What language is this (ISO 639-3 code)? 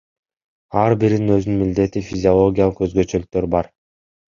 kir